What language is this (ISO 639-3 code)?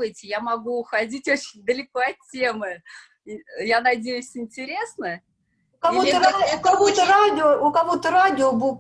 rus